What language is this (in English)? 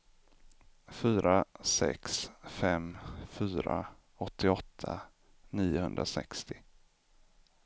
Swedish